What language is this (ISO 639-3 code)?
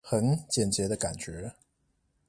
zho